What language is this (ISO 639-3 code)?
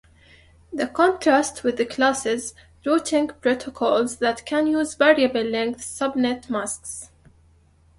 eng